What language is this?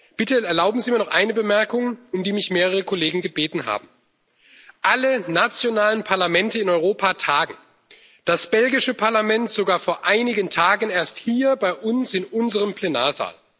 German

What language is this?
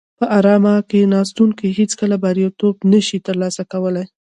Pashto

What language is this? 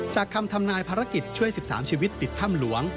Thai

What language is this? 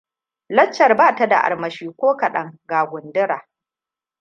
Hausa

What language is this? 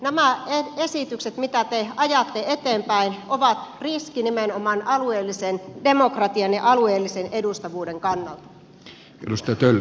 Finnish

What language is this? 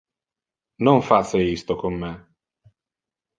Interlingua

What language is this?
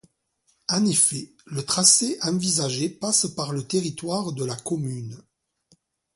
French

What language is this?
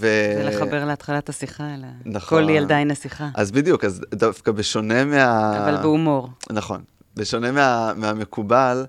Hebrew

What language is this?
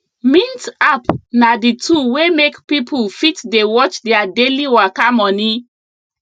Nigerian Pidgin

